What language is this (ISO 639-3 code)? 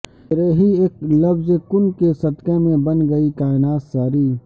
urd